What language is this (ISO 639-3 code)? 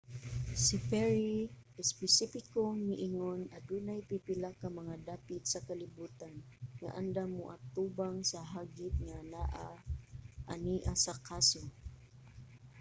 ceb